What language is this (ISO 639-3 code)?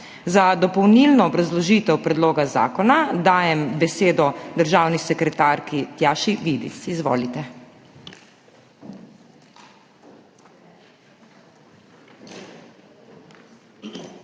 slv